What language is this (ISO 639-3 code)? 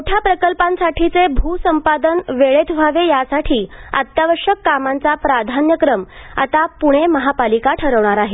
mar